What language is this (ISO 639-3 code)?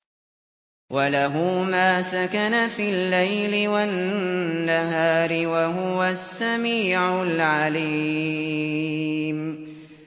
ara